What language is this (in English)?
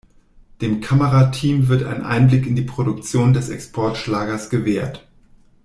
German